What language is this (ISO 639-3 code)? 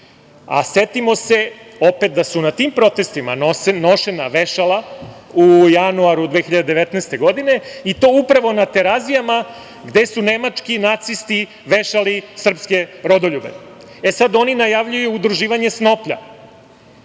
srp